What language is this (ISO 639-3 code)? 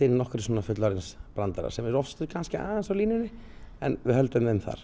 isl